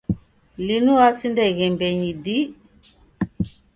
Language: Taita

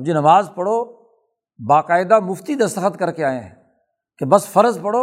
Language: Urdu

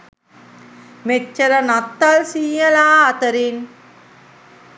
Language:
Sinhala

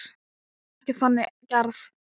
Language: Icelandic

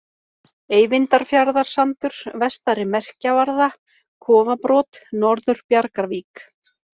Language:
Icelandic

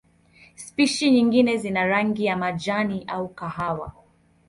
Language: Swahili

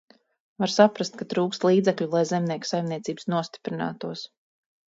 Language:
Latvian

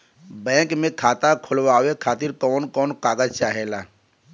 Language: Bhojpuri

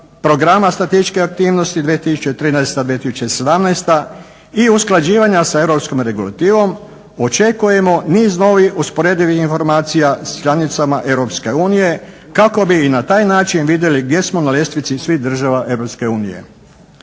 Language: Croatian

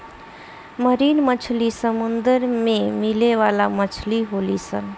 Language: Bhojpuri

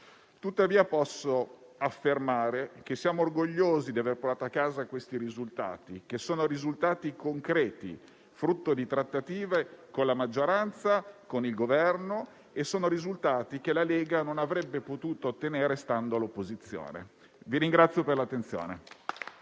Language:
Italian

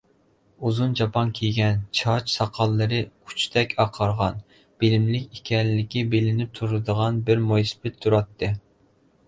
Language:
Uyghur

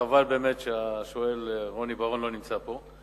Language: Hebrew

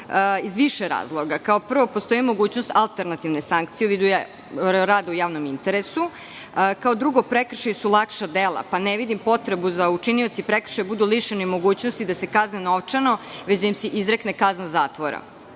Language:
Serbian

